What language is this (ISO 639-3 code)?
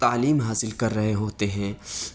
urd